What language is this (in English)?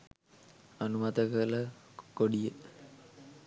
Sinhala